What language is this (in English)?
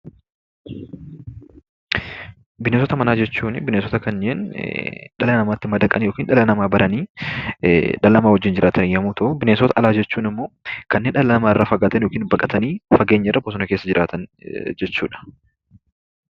Oromo